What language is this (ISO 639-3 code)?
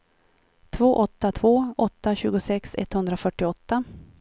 swe